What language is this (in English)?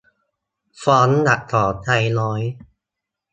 Thai